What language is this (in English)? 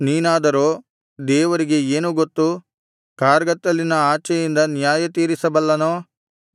Kannada